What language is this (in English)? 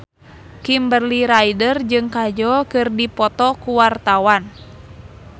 Sundanese